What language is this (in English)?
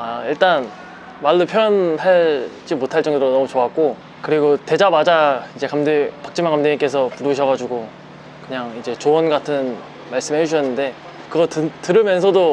Korean